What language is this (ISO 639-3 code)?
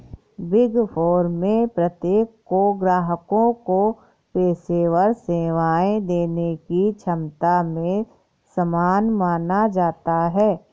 hin